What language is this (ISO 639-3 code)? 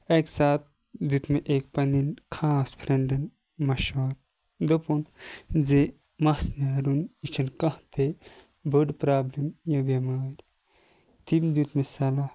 kas